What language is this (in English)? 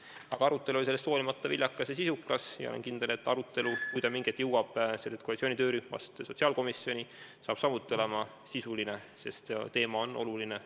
Estonian